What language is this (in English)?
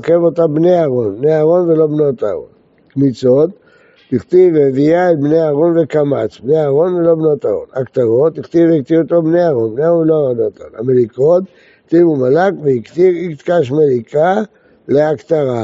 Hebrew